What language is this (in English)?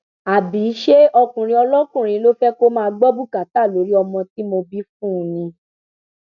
Yoruba